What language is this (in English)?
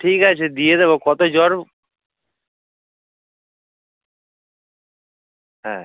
Bangla